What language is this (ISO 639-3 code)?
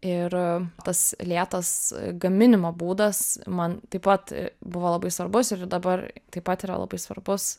lit